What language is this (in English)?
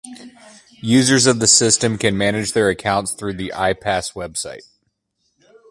English